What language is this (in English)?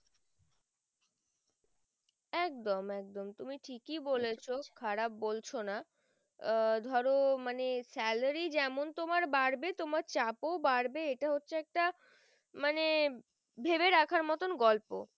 Bangla